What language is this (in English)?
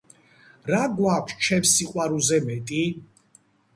Georgian